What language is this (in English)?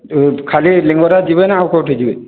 Odia